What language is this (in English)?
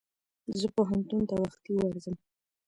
Pashto